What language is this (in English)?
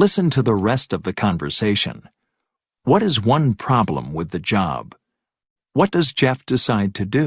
English